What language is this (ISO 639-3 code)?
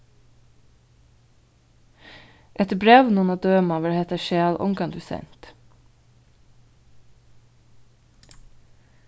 fao